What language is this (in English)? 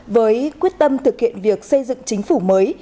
Vietnamese